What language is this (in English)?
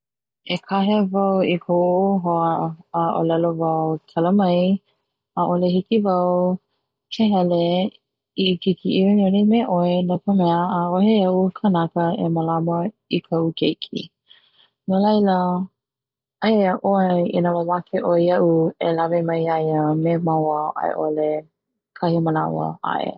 Hawaiian